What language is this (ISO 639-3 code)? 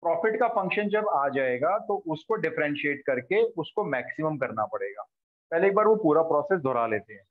hin